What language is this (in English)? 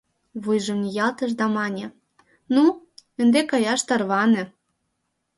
Mari